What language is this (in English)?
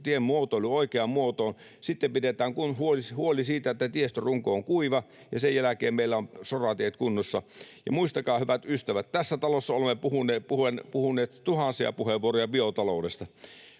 Finnish